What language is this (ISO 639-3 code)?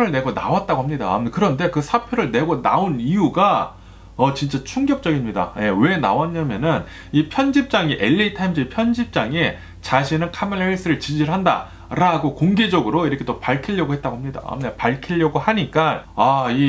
kor